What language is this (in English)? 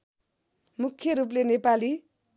Nepali